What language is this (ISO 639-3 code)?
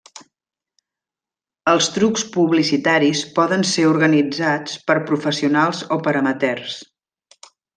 cat